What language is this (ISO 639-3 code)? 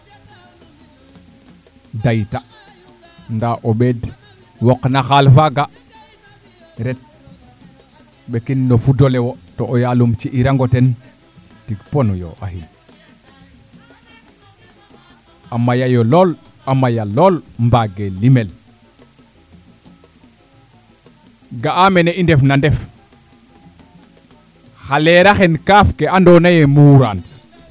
srr